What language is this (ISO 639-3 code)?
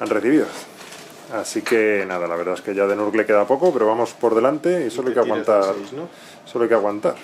spa